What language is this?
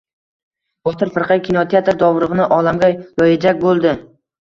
Uzbek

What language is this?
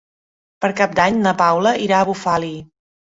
Catalan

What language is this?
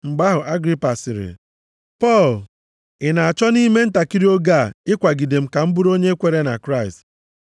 Igbo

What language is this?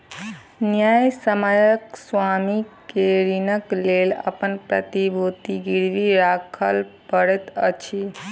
Maithili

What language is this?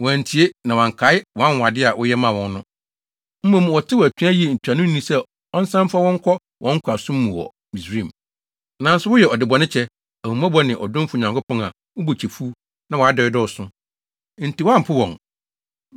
Akan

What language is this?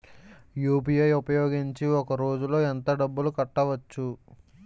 Telugu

